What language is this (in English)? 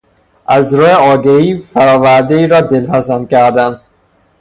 Persian